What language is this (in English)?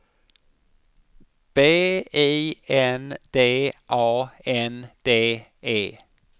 Swedish